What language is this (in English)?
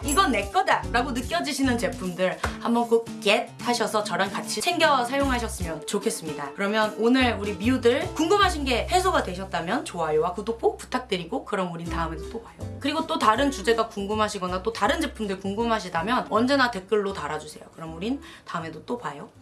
Korean